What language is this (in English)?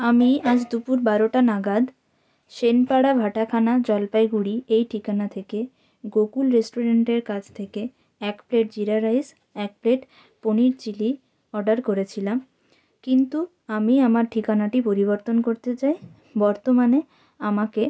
Bangla